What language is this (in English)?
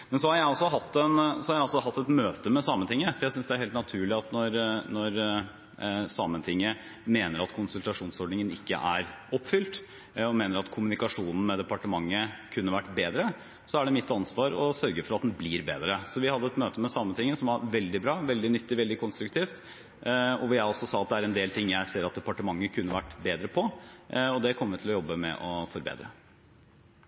Norwegian